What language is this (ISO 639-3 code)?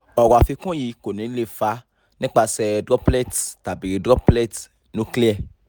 yor